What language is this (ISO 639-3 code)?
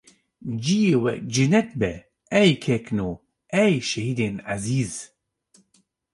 kur